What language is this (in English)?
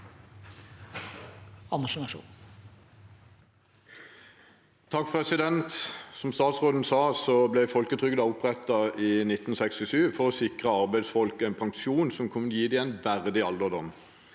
Norwegian